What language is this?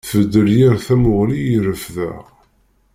Kabyle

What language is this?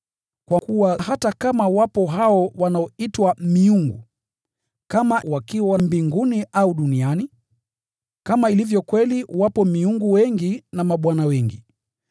Swahili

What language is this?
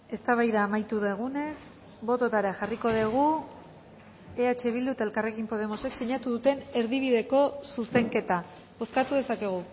Basque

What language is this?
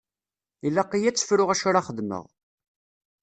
Kabyle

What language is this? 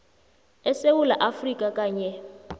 South Ndebele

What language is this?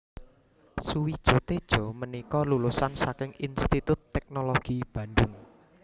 Javanese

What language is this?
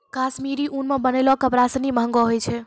Maithili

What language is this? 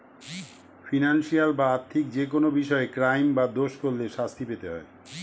Bangla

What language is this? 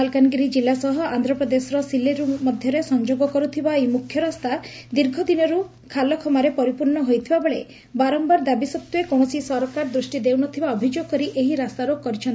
Odia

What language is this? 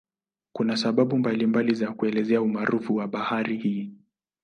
Swahili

